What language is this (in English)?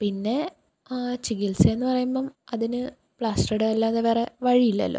Malayalam